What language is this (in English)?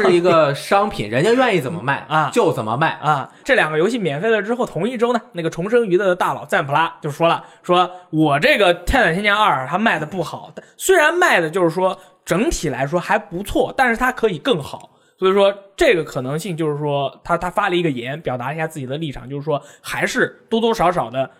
Chinese